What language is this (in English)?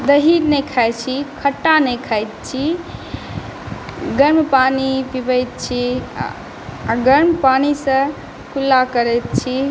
Maithili